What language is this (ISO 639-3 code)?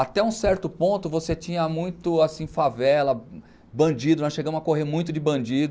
por